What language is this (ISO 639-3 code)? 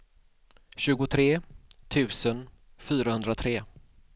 swe